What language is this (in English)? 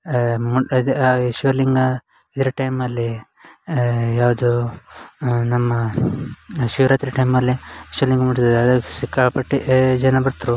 Kannada